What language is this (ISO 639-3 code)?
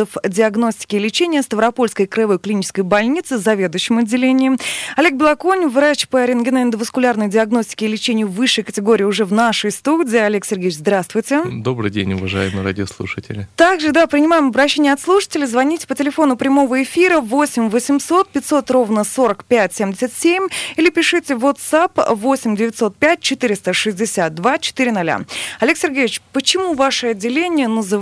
rus